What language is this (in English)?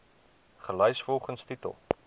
Afrikaans